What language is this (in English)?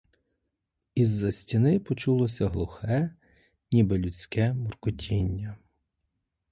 Ukrainian